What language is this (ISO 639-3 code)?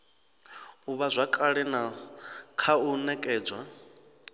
ven